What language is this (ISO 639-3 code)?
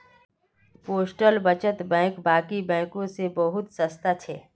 mag